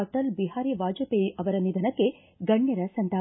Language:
Kannada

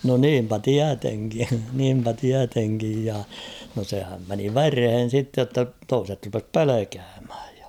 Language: Finnish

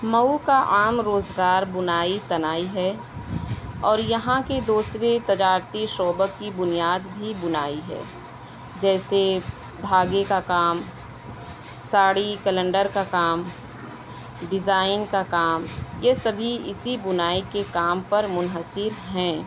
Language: Urdu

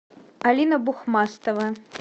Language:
Russian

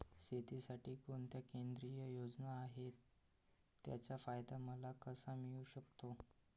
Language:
Marathi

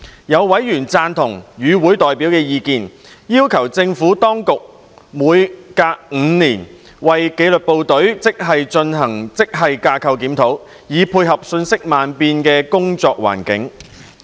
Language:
Cantonese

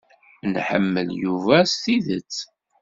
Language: Kabyle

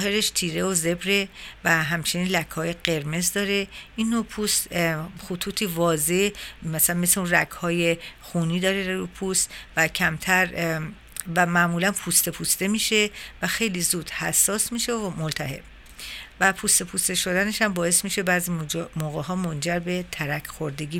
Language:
Persian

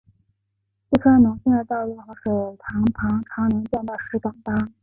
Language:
Chinese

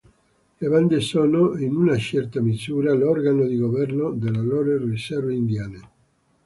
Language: Italian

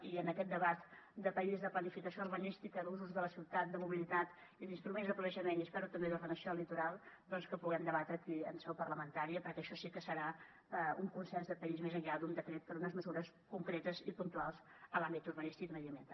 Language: Catalan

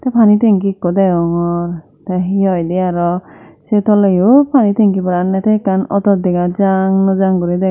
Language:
Chakma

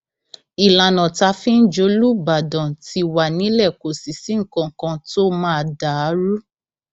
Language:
Yoruba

